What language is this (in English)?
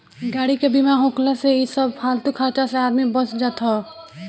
Bhojpuri